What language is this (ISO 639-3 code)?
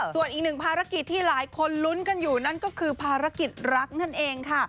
tha